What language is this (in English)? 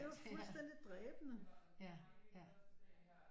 Danish